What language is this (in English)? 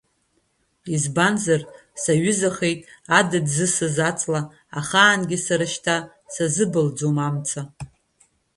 Abkhazian